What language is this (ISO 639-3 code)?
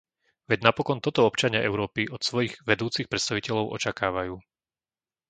slk